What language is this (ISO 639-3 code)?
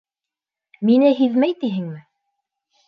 bak